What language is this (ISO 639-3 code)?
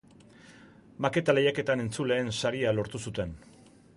eus